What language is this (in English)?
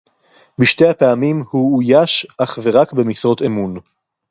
Hebrew